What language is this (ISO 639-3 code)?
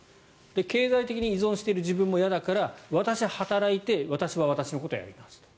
jpn